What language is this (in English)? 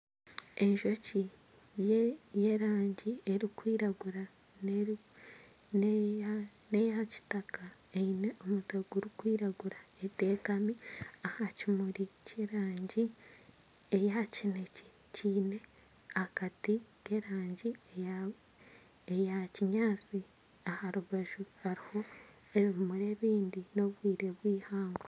Nyankole